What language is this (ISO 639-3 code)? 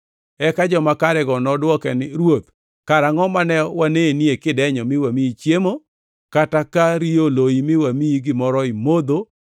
luo